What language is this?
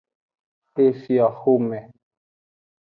Aja (Benin)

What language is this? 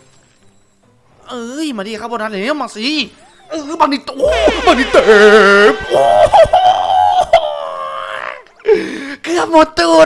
Thai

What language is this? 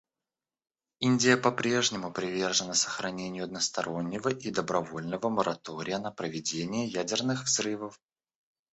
Russian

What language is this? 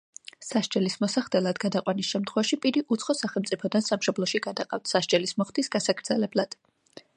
Georgian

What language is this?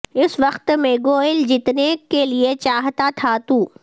Urdu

